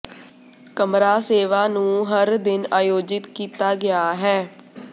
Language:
Punjabi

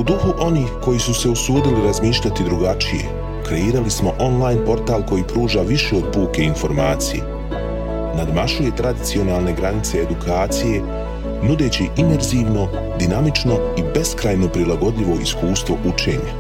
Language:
Croatian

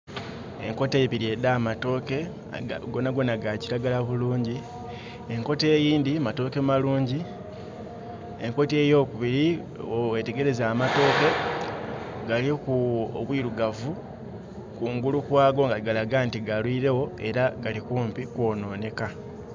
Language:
Soga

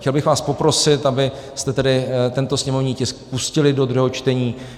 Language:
Czech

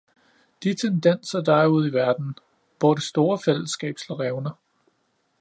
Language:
Danish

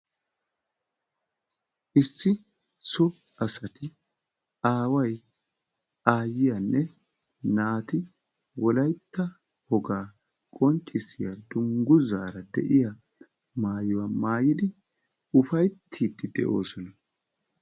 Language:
Wolaytta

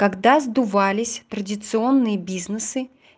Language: Russian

